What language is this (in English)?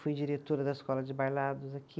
Portuguese